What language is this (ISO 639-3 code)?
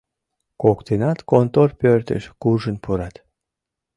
chm